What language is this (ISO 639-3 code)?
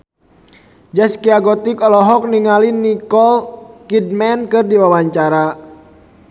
sun